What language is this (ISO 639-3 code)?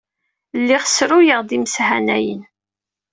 kab